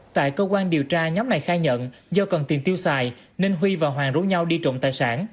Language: Vietnamese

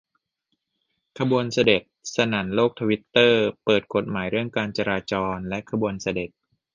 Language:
Thai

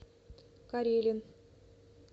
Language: Russian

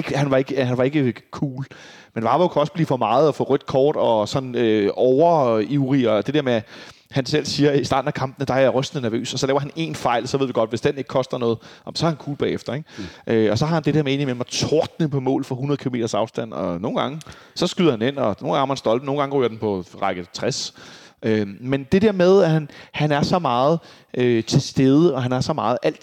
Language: Danish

